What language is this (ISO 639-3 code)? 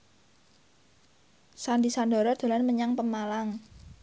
jav